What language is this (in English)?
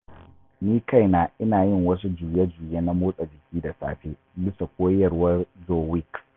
Hausa